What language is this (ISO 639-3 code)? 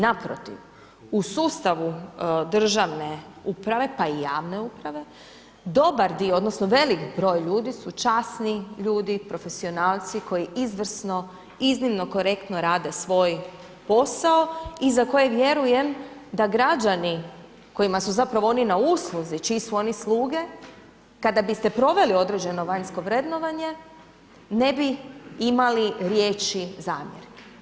hrv